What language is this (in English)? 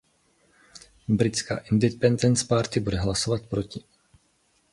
Czech